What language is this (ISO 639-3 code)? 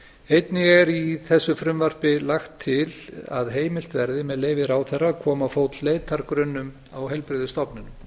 isl